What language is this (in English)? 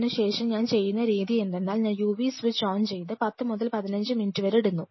Malayalam